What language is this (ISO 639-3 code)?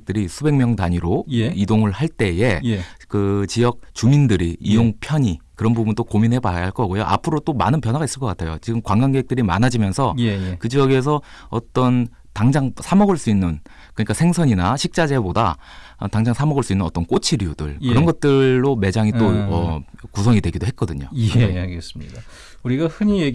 kor